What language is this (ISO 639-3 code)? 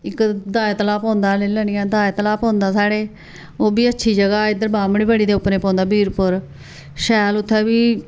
doi